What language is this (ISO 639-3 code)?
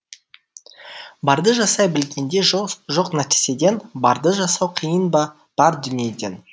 kaz